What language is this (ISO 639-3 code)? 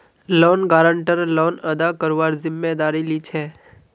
mag